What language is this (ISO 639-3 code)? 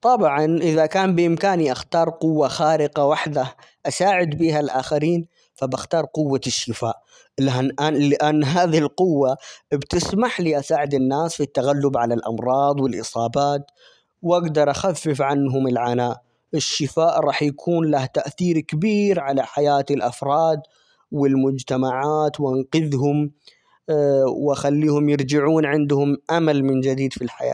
acx